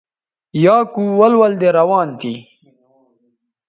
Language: Bateri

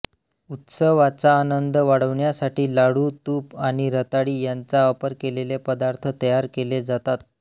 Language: Marathi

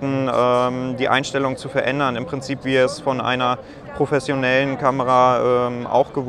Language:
German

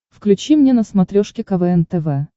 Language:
Russian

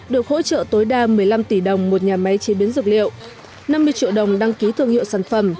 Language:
Vietnamese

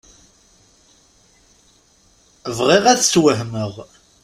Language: Kabyle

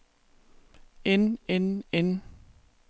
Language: Danish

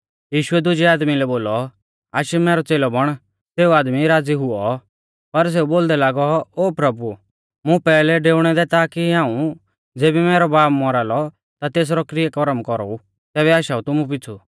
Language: Mahasu Pahari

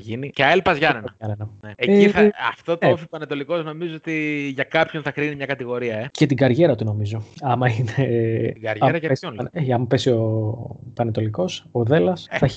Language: Greek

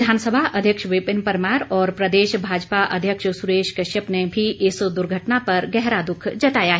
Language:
Hindi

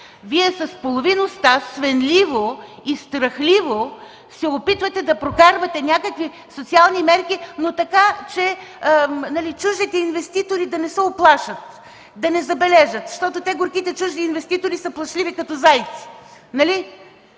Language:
Bulgarian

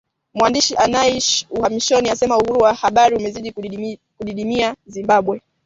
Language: Swahili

